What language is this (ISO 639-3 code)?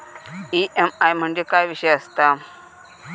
mar